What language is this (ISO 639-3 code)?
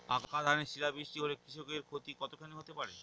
ben